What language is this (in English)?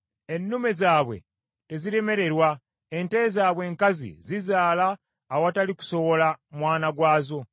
Ganda